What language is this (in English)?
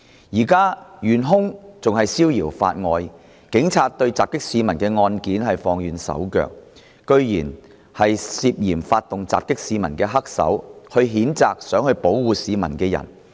Cantonese